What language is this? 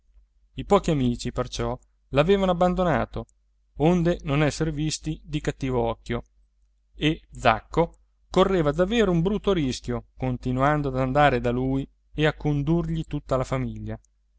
Italian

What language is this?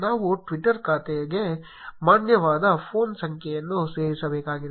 Kannada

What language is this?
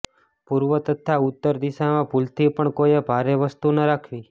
Gujarati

